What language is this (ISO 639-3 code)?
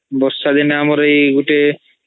ori